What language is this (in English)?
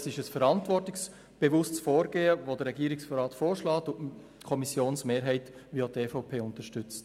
Swiss German